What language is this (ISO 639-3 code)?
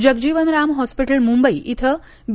mar